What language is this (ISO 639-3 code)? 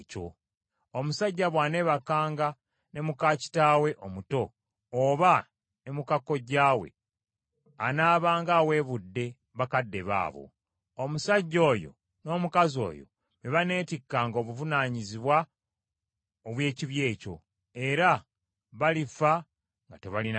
lug